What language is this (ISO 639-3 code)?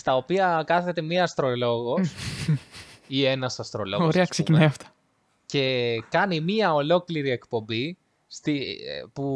ell